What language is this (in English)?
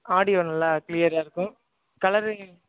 Tamil